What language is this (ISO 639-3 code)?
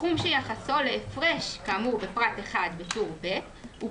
heb